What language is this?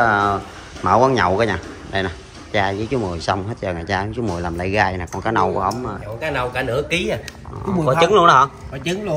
Vietnamese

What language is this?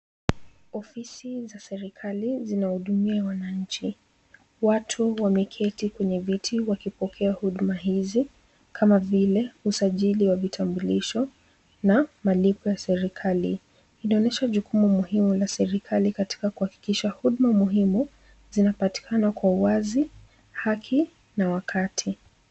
Swahili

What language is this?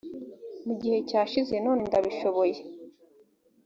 Kinyarwanda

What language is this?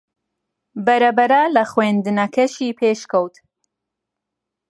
Central Kurdish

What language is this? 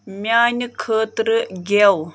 Kashmiri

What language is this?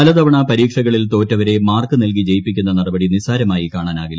Malayalam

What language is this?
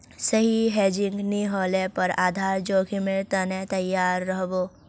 Magahi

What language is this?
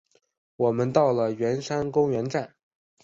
Chinese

